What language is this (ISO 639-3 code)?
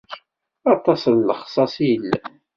kab